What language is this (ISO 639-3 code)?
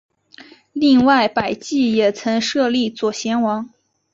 zho